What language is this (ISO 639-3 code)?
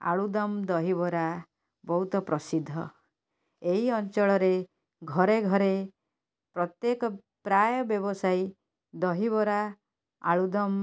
ori